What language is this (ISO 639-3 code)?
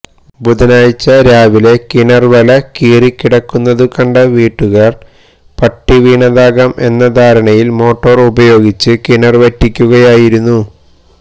mal